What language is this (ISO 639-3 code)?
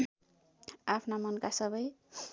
nep